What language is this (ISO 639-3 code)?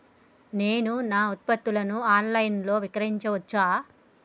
tel